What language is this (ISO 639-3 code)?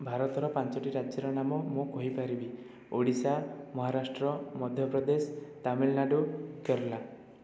ori